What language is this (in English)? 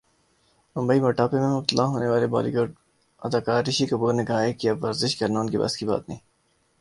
Urdu